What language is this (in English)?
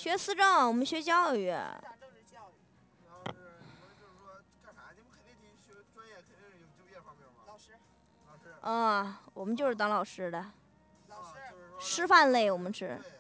Chinese